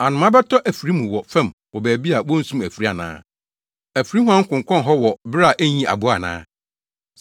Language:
Akan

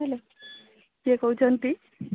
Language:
Odia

